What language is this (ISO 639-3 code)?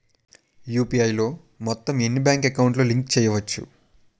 tel